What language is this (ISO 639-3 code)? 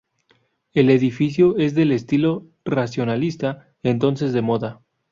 spa